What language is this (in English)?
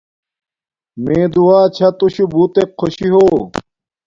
Domaaki